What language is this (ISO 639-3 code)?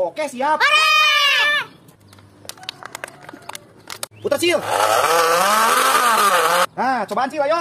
ind